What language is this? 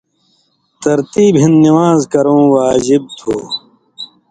Indus Kohistani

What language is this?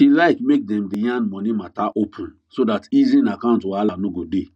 Nigerian Pidgin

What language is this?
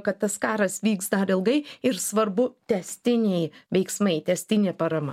Lithuanian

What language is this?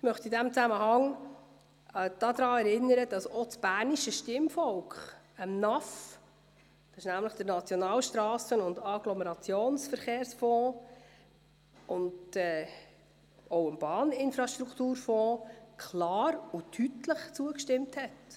Swiss German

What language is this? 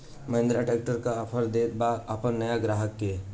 Bhojpuri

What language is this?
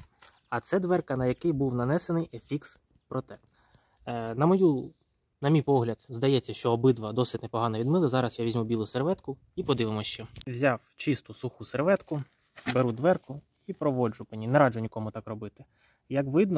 Ukrainian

